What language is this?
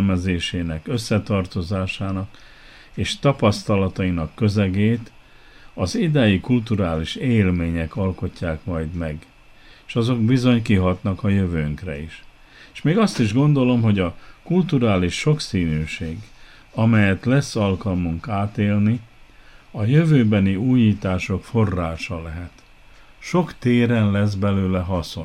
Hungarian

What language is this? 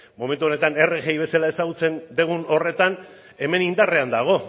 Basque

